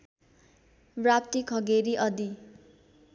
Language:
Nepali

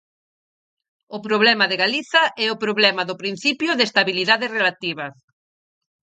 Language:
Galician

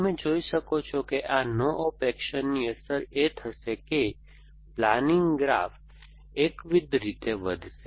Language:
Gujarati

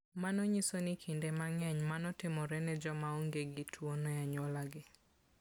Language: Luo (Kenya and Tanzania)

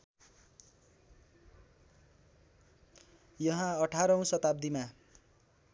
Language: Nepali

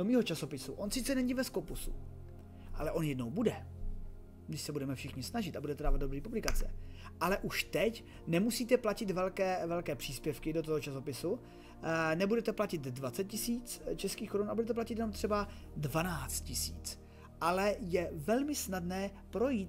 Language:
Czech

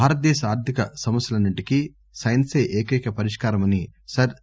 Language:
Telugu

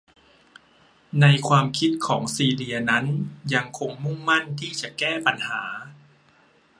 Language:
Thai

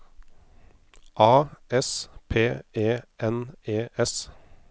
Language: Norwegian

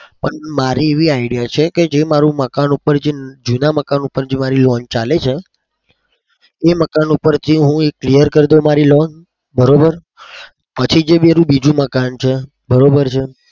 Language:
Gujarati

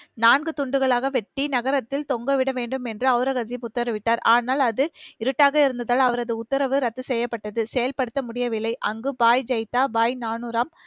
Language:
Tamil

